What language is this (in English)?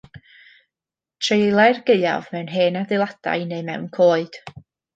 Welsh